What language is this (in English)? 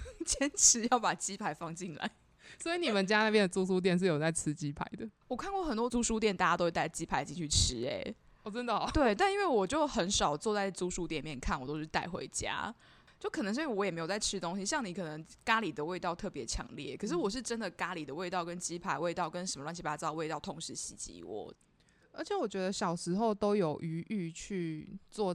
Chinese